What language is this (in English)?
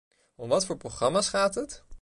Dutch